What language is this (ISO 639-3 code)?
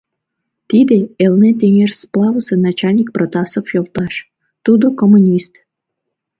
chm